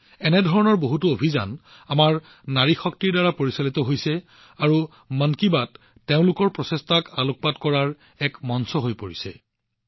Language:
Assamese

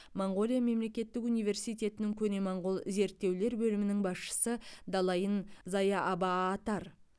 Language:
Kazakh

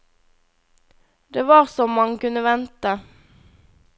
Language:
Norwegian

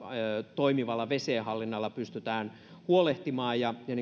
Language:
Finnish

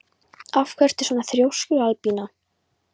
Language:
Icelandic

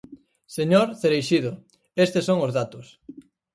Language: Galician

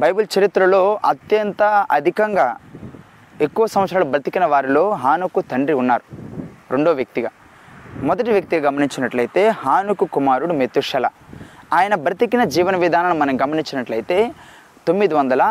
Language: Telugu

